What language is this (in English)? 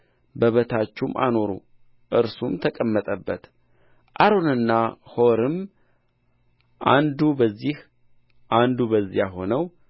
Amharic